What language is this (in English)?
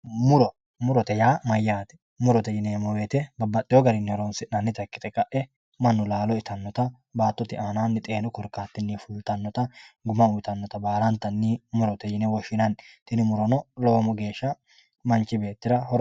Sidamo